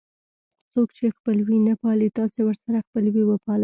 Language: Pashto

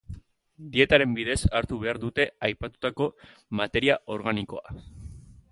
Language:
Basque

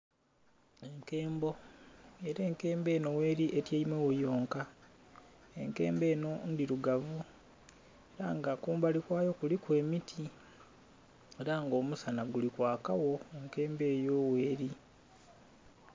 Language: Soga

